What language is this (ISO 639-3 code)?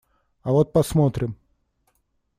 rus